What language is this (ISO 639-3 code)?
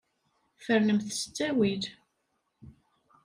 kab